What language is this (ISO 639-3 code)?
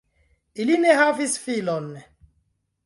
epo